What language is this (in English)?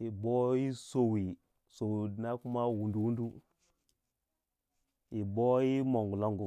Waja